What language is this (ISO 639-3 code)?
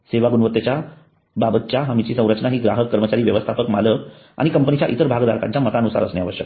mar